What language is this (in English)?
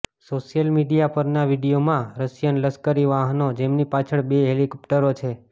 Gujarati